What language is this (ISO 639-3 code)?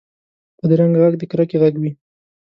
pus